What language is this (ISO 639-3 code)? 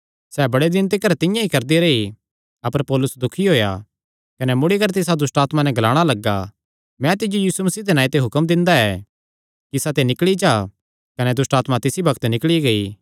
xnr